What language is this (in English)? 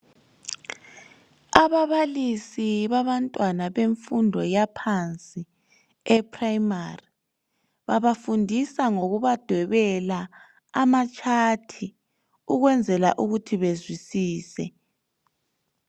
North Ndebele